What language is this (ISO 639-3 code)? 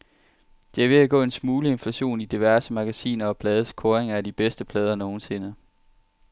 dan